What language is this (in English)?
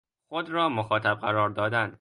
Persian